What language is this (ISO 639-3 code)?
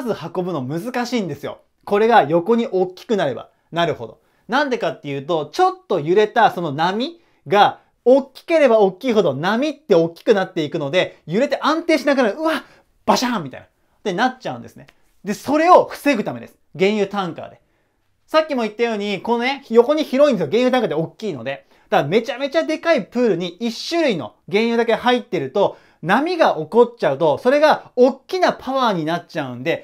jpn